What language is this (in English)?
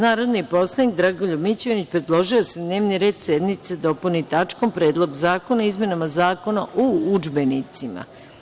Serbian